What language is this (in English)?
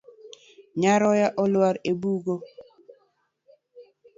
Luo (Kenya and Tanzania)